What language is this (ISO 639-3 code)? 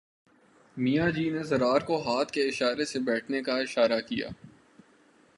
urd